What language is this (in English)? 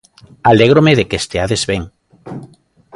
Galician